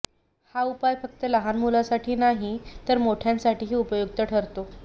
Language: Marathi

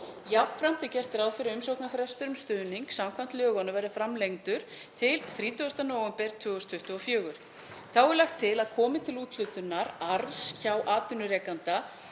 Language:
Icelandic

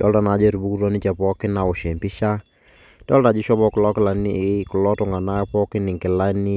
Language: Masai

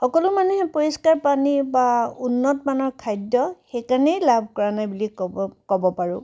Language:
Assamese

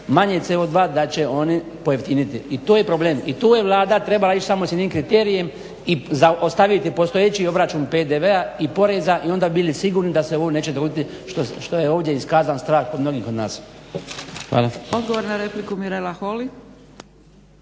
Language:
Croatian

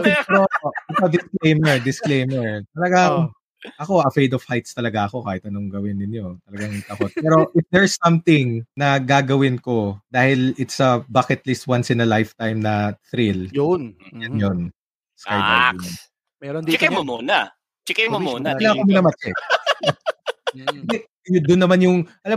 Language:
Filipino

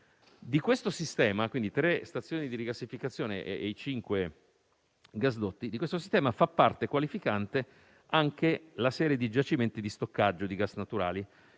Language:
Italian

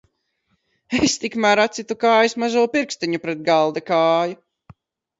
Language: Latvian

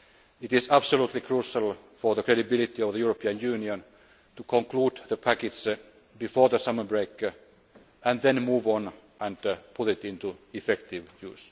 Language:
English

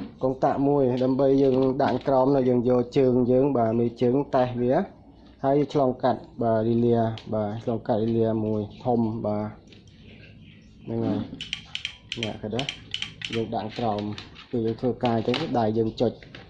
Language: Vietnamese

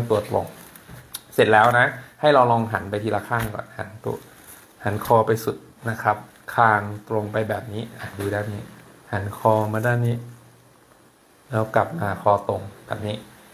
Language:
Thai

